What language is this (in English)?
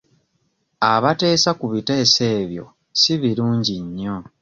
Ganda